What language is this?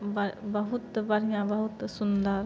Maithili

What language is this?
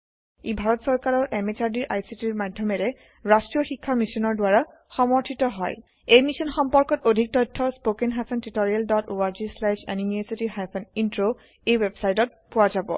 Assamese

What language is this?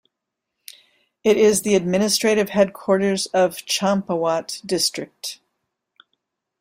English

